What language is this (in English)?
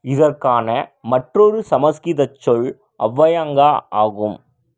Tamil